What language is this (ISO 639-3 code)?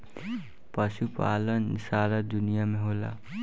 bho